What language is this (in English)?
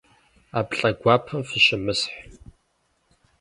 Kabardian